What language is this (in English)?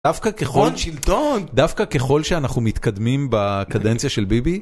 Hebrew